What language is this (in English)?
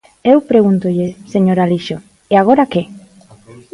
Galician